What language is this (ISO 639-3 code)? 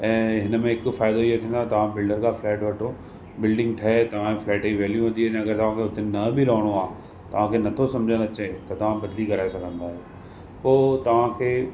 snd